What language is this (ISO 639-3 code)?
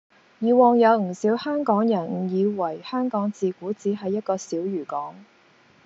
yue